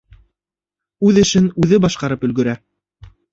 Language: Bashkir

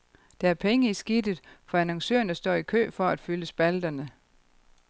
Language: Danish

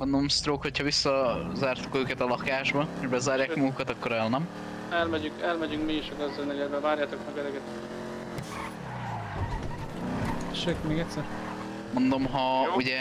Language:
Hungarian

